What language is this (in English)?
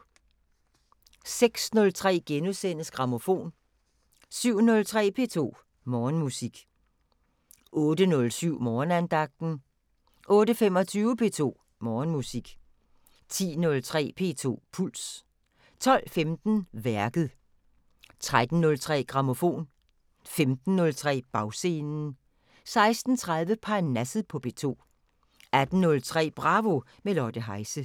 Danish